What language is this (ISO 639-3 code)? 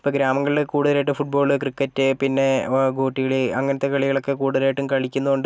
mal